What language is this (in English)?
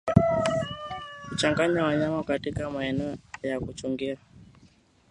Swahili